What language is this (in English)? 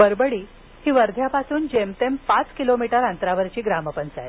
Marathi